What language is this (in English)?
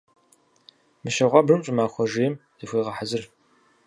Kabardian